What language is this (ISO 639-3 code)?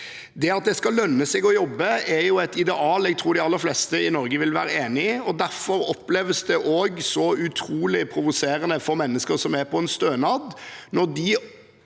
nor